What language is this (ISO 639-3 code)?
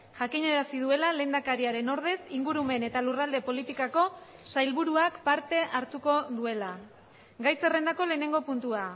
eus